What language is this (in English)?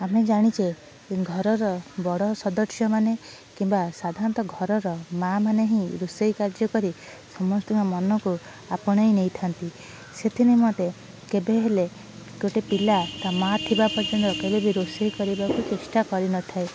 Odia